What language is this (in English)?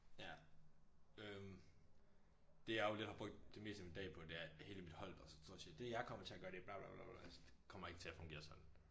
Danish